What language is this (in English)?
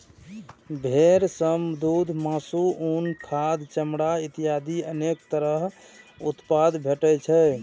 Maithili